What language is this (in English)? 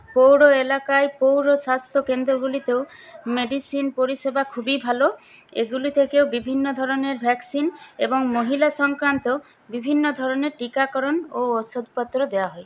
Bangla